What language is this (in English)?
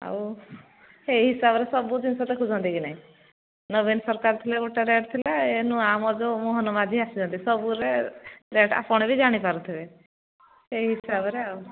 Odia